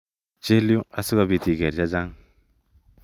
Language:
Kalenjin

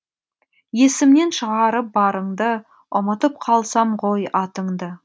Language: Kazakh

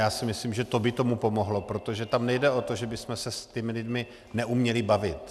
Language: Czech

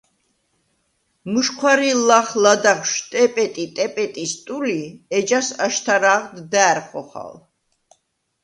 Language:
Svan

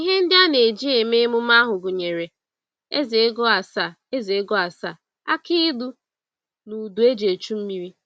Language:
Igbo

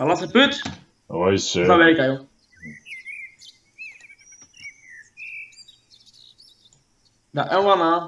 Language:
Dutch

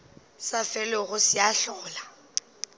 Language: Northern Sotho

